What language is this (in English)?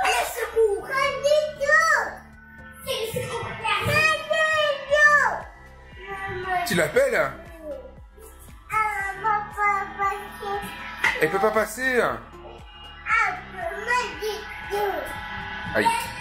French